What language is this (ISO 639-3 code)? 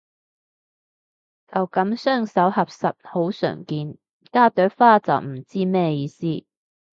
yue